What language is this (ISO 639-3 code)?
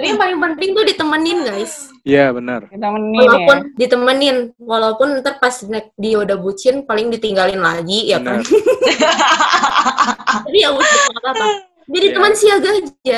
ind